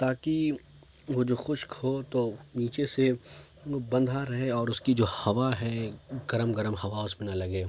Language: Urdu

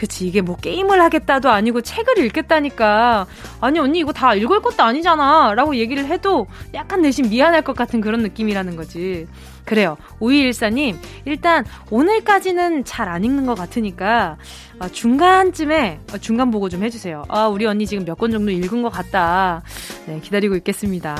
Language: Korean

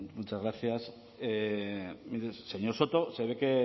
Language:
Spanish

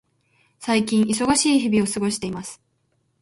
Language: Japanese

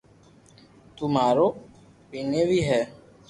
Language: Loarki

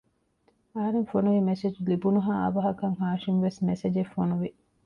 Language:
Divehi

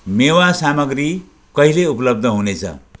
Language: Nepali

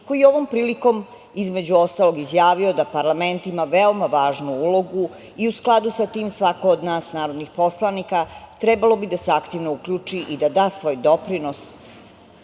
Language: Serbian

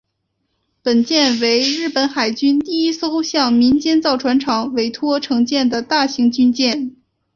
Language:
Chinese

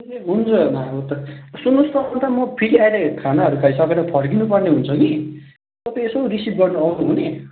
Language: Nepali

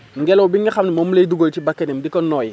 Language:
Wolof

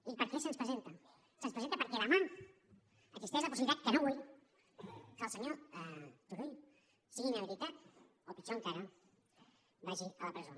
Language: Catalan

